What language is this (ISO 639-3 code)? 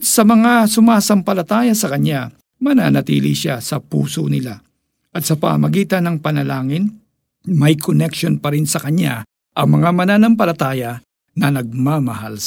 fil